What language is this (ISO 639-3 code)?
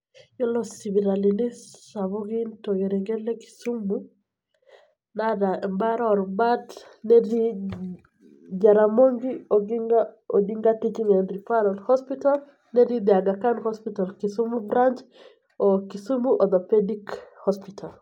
mas